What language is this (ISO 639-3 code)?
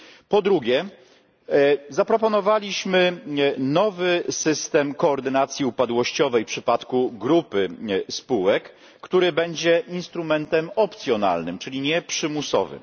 pol